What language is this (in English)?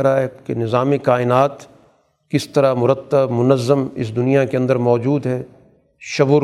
Urdu